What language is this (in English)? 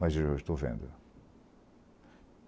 Portuguese